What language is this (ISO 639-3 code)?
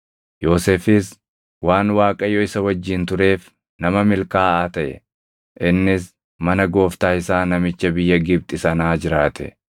orm